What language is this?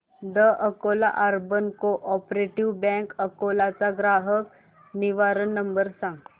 Marathi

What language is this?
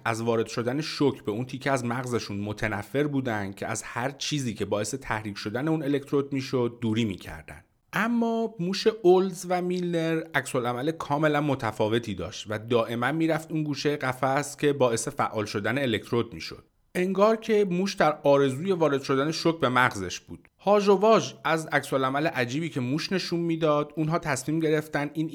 Persian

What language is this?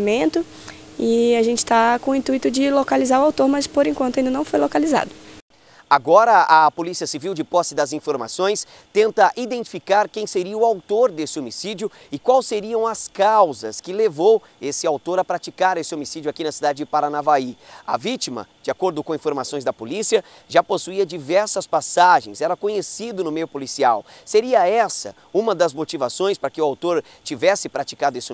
Portuguese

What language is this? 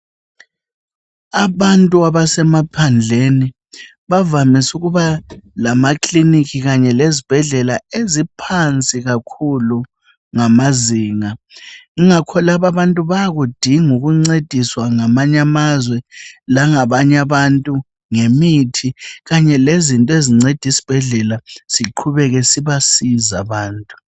North Ndebele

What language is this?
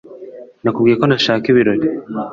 Kinyarwanda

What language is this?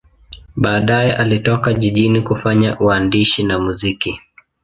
Swahili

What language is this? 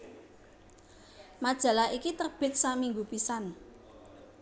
Javanese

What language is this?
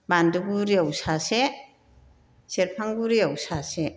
Bodo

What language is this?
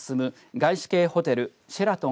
Japanese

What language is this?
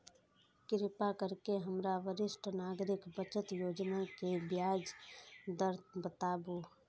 Maithili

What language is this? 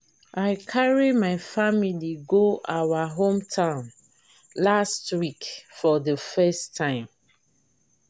Nigerian Pidgin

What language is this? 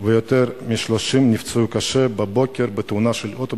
Hebrew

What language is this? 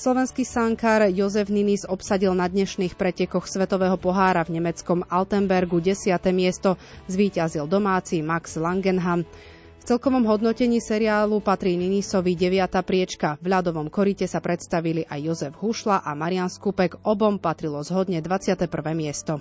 Slovak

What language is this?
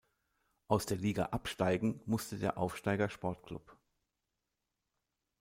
German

